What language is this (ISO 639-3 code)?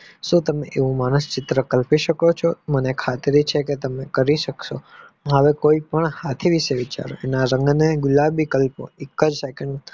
guj